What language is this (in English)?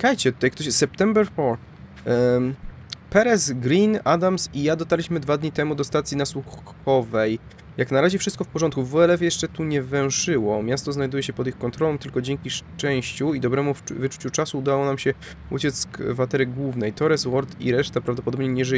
Polish